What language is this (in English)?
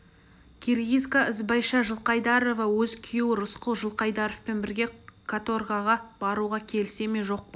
Kazakh